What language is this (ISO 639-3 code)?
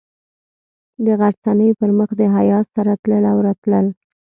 pus